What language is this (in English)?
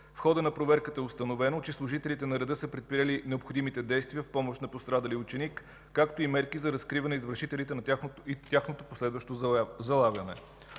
Bulgarian